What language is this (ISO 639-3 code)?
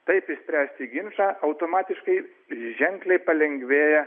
lit